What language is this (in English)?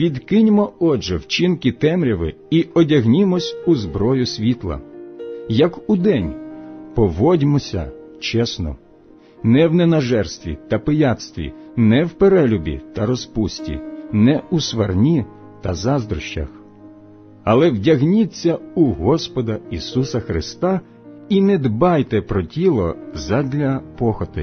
Ukrainian